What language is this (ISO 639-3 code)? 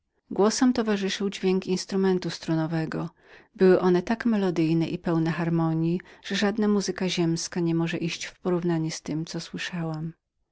pol